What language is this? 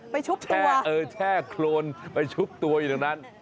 Thai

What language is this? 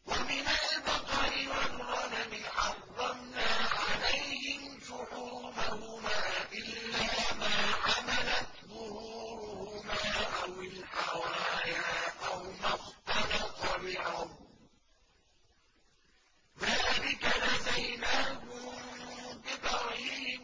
Arabic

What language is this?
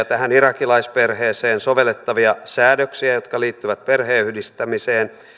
Finnish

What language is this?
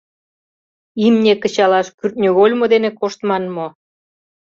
Mari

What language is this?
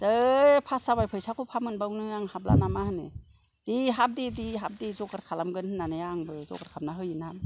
Bodo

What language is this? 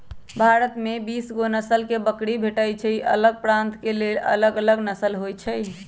Magahi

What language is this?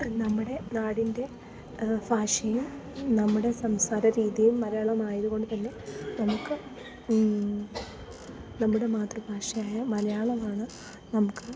Malayalam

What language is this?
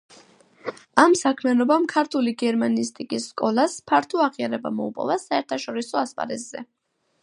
Georgian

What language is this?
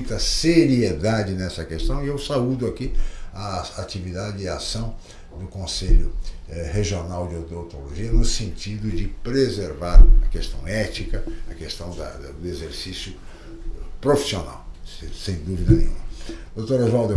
Portuguese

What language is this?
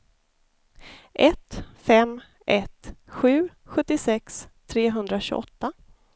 Swedish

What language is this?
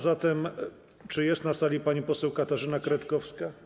Polish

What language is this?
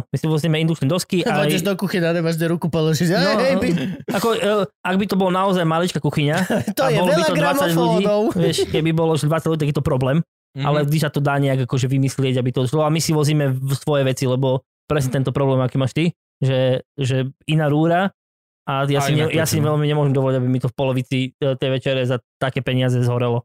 Slovak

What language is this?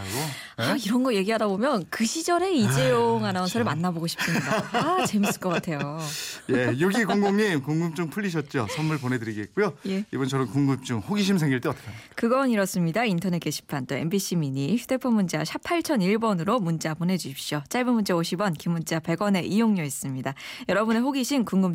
Korean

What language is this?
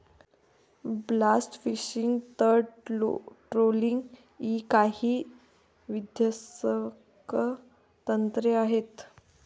Marathi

